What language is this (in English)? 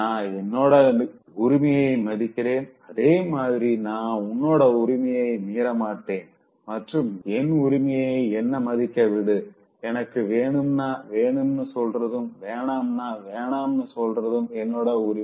Tamil